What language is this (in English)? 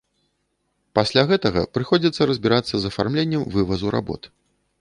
Belarusian